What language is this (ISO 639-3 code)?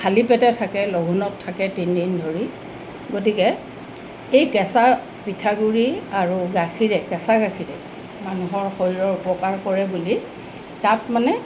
asm